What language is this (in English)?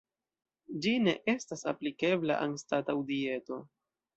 Esperanto